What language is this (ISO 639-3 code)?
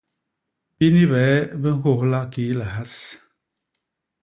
bas